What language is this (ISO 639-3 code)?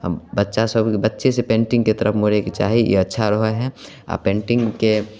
mai